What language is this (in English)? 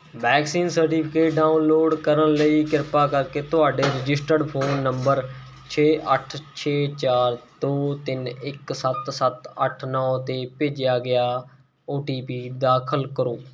Punjabi